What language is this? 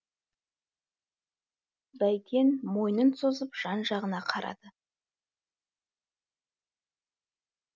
Kazakh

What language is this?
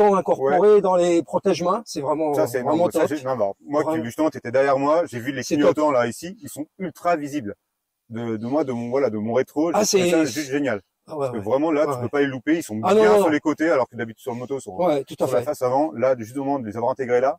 French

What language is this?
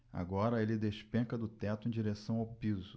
Portuguese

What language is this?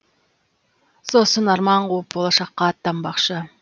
Kazakh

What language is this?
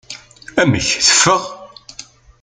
Kabyle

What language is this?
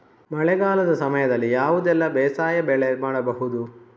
Kannada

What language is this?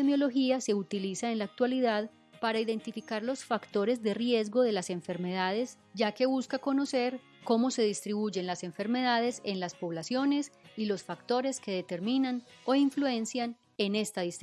Spanish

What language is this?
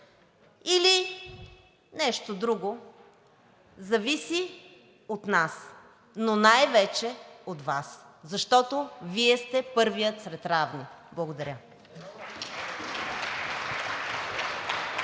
Bulgarian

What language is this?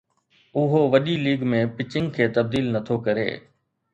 Sindhi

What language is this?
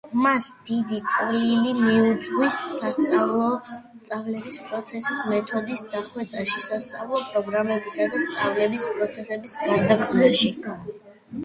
Georgian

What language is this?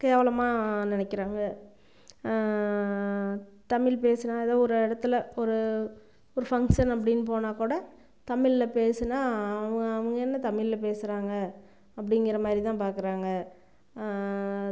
Tamil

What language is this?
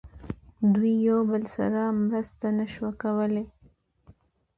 Pashto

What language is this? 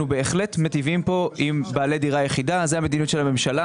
Hebrew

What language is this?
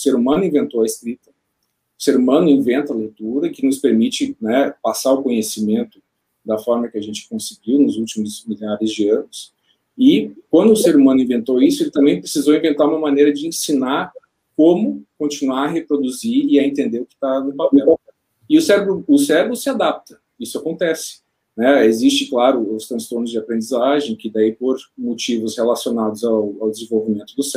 Portuguese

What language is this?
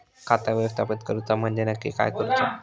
Marathi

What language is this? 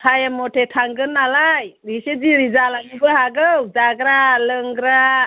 Bodo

